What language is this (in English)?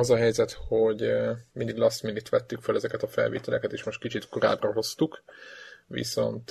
Hungarian